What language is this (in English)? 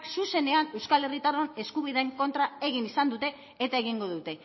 Basque